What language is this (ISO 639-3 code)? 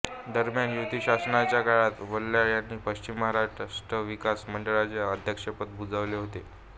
mar